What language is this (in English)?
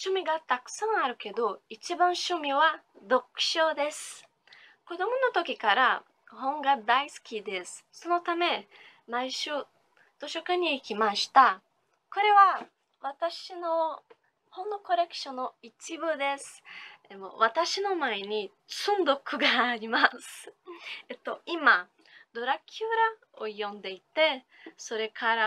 Japanese